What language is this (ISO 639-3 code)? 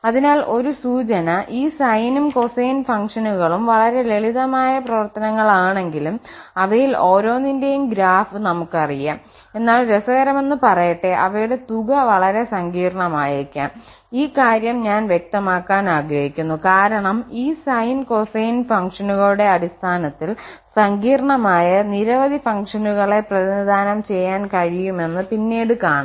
mal